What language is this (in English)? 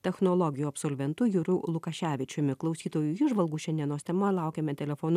Lithuanian